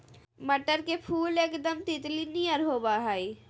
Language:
Magahi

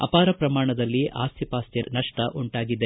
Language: Kannada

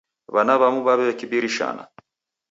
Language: Taita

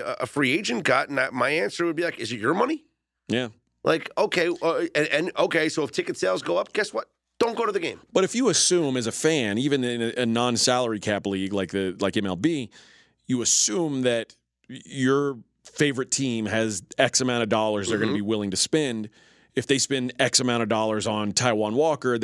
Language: English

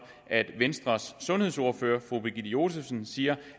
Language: Danish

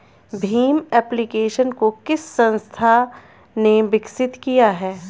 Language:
Hindi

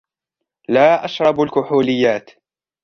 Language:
Arabic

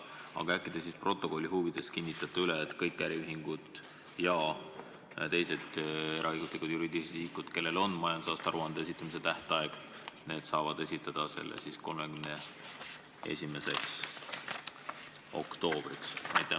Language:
Estonian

